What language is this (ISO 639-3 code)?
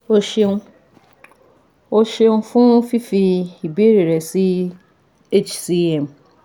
yor